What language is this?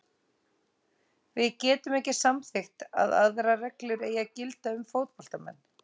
Icelandic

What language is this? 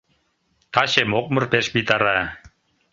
Mari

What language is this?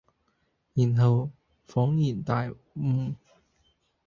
Cantonese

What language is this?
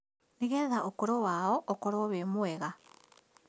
Kikuyu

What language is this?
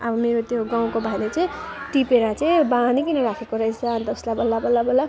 Nepali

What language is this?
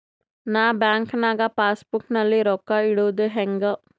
Kannada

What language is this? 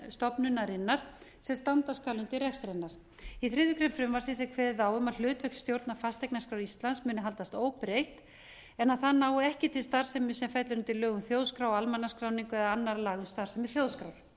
Icelandic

